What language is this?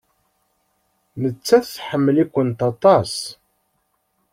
Kabyle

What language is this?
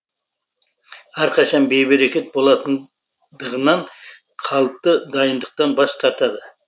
Kazakh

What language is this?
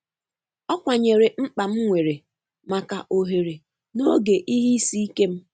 Igbo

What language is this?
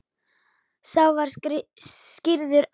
Icelandic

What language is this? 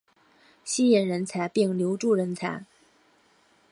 Chinese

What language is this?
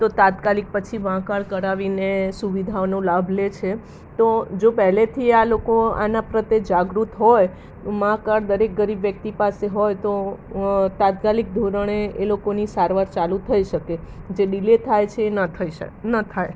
Gujarati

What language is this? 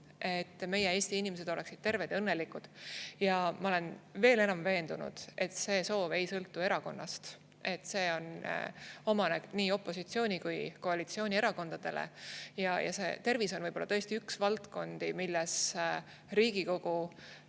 Estonian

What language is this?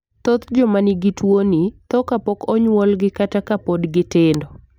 Luo (Kenya and Tanzania)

